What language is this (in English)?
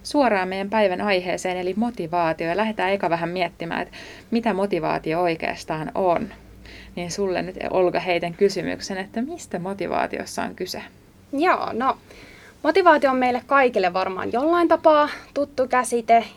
Finnish